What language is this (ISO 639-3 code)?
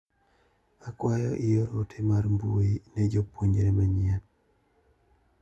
luo